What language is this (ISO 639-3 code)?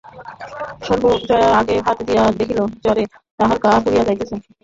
ben